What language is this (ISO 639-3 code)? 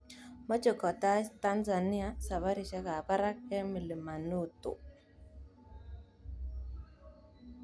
kln